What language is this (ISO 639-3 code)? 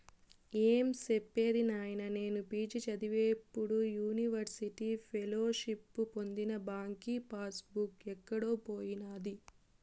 tel